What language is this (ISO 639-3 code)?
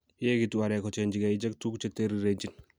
kln